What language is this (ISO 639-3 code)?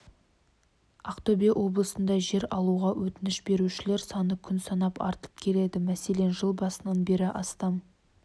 kaz